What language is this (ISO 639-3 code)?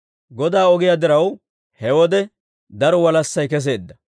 dwr